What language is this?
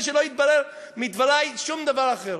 Hebrew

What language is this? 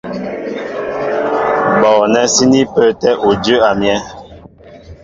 Mbo (Cameroon)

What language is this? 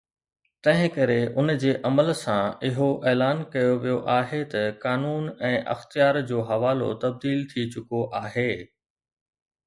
Sindhi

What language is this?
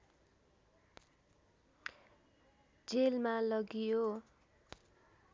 Nepali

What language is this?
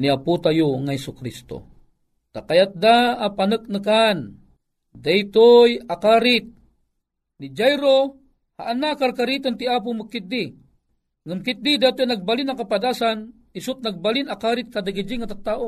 Filipino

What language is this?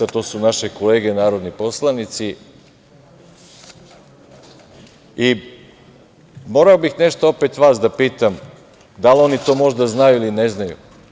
Serbian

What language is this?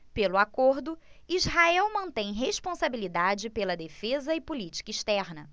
Portuguese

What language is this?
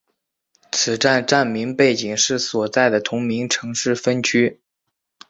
Chinese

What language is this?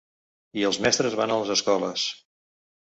Catalan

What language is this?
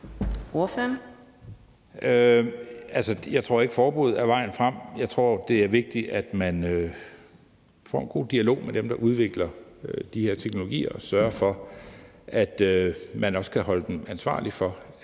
Danish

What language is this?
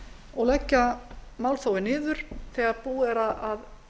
Icelandic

